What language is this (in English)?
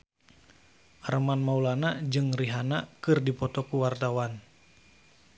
Sundanese